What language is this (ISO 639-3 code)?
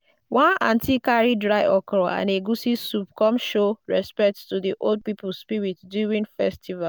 pcm